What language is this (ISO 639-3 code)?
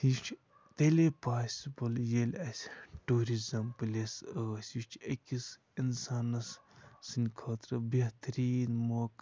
kas